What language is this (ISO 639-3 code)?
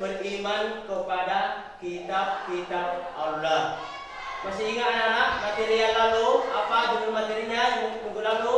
ind